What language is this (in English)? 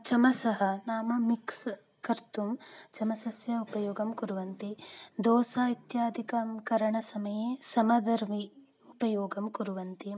Sanskrit